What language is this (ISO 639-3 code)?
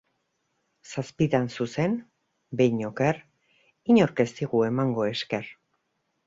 eus